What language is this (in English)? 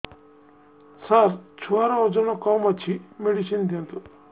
Odia